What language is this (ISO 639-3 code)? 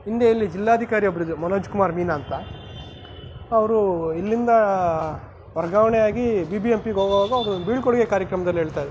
kan